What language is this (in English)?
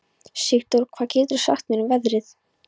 Icelandic